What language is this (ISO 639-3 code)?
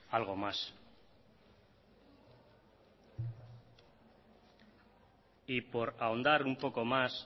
spa